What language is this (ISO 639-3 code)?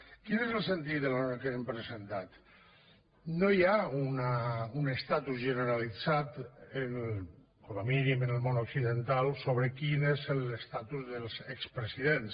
cat